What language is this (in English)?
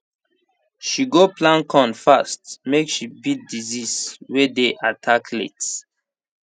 Nigerian Pidgin